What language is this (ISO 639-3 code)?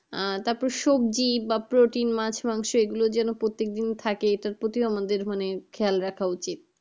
ben